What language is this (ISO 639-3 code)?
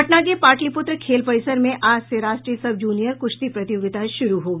hin